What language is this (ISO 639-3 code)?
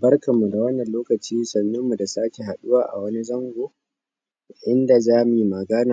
hau